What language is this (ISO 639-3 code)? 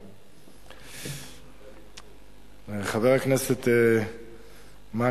heb